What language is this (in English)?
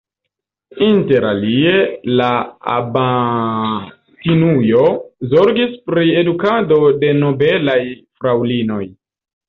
Esperanto